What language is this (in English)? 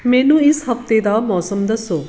Punjabi